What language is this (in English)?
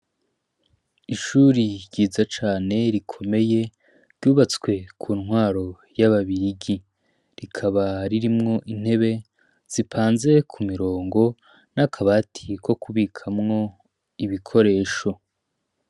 Rundi